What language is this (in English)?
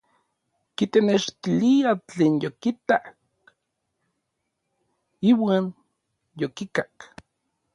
Orizaba Nahuatl